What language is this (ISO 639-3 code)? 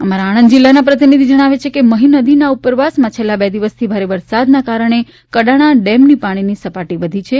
guj